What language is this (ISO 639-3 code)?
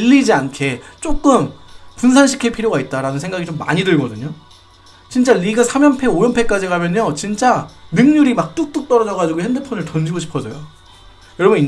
kor